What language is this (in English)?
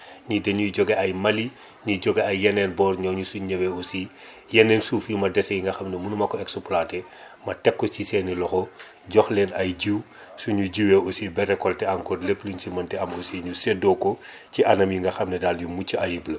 Wolof